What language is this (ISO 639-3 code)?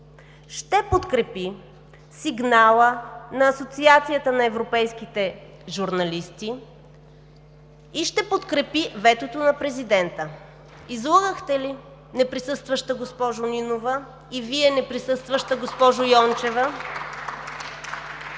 bul